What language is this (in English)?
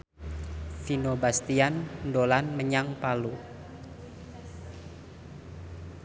Javanese